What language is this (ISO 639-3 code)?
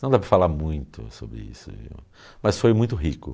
por